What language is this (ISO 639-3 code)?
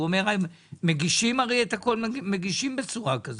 heb